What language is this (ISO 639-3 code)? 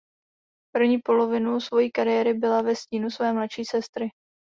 ces